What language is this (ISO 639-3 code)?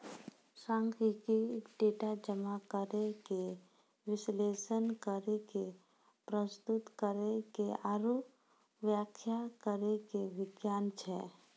mai